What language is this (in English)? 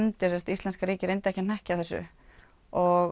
Icelandic